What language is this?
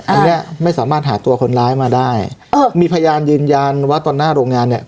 Thai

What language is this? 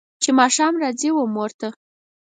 Pashto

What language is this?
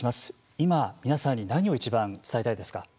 Japanese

